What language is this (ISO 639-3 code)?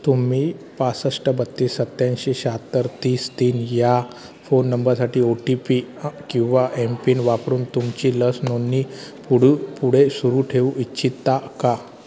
mar